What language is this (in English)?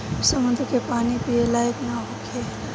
Bhojpuri